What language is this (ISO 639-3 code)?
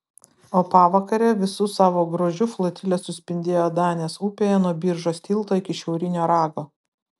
lit